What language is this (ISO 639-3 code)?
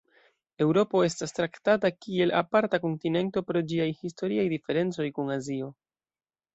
epo